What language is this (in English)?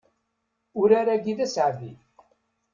Kabyle